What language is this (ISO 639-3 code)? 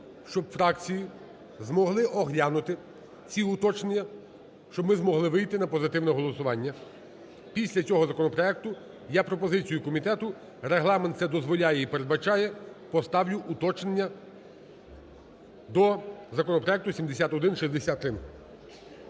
ukr